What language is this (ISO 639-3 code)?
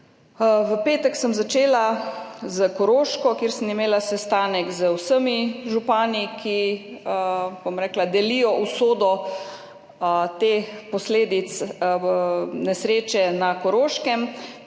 slv